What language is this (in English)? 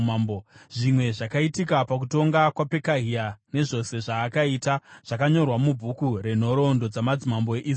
Shona